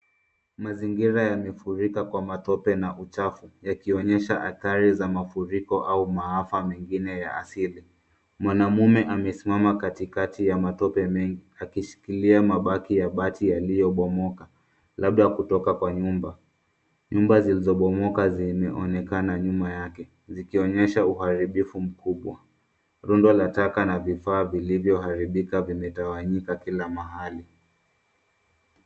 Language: Swahili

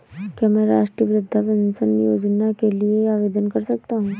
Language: Hindi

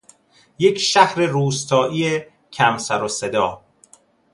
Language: Persian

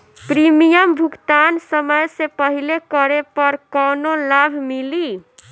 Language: Bhojpuri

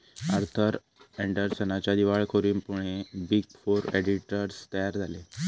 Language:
Marathi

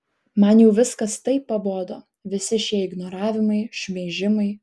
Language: Lithuanian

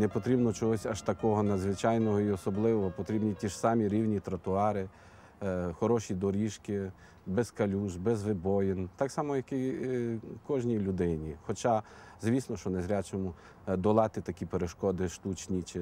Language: Ukrainian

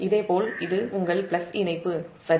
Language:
Tamil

